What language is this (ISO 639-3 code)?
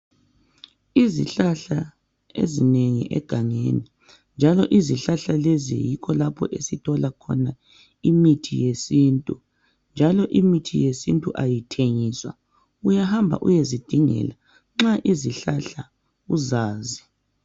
nde